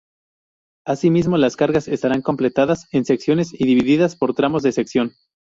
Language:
Spanish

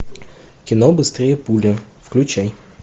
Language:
Russian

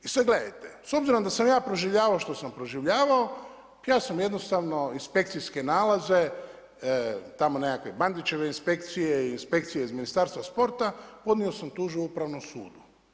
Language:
Croatian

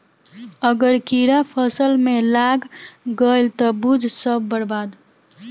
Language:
Bhojpuri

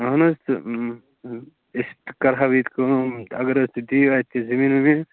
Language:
Kashmiri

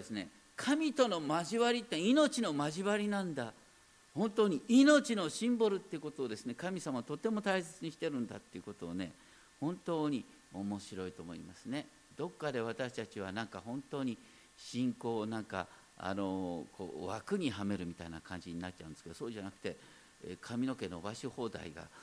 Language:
Japanese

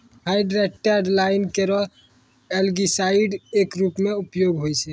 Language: Maithili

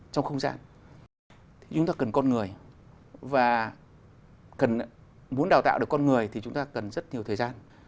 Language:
Vietnamese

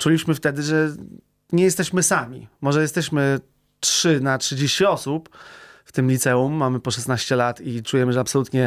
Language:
Polish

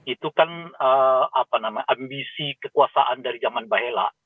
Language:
Indonesian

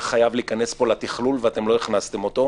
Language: Hebrew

